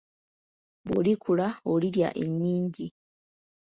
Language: Ganda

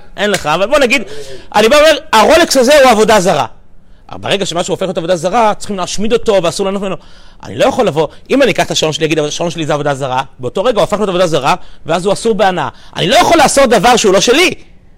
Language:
Hebrew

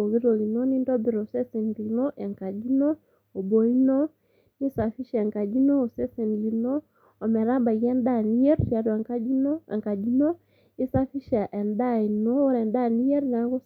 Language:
Masai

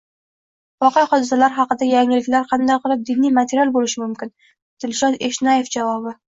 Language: Uzbek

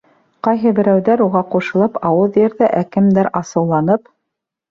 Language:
Bashkir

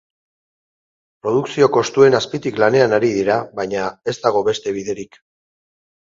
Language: Basque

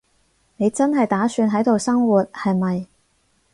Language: Cantonese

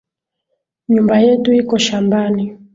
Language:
Swahili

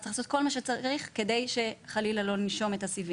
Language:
Hebrew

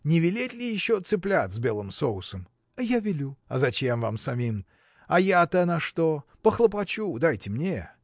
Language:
Russian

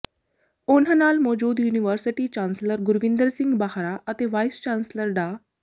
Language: Punjabi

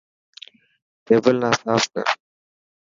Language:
Dhatki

